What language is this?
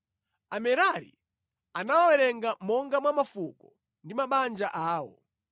Nyanja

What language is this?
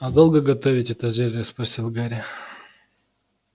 Russian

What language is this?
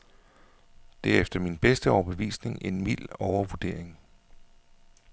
Danish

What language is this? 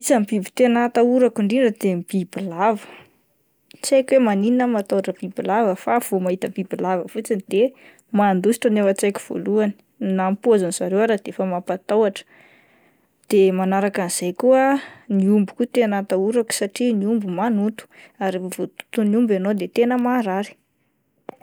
Malagasy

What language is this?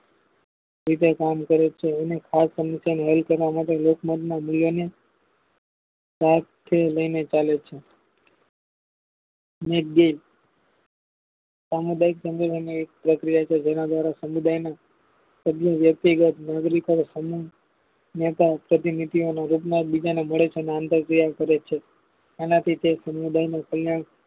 Gujarati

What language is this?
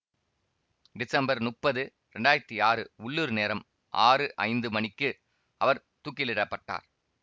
Tamil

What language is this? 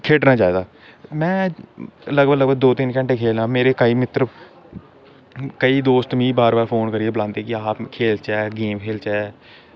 Dogri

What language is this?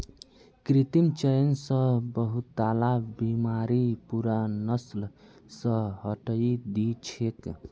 Magahi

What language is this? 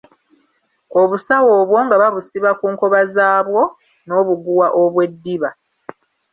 Ganda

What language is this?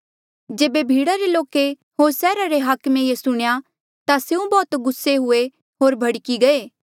Mandeali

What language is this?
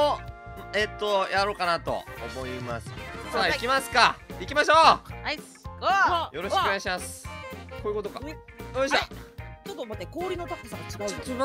Japanese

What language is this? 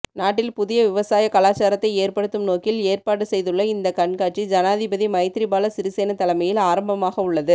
Tamil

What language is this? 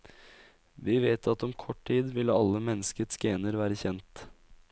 Norwegian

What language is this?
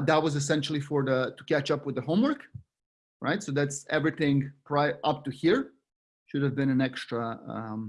English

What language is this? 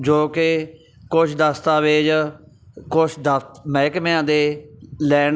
Punjabi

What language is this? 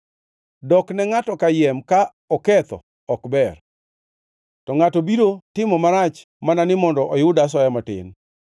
Luo (Kenya and Tanzania)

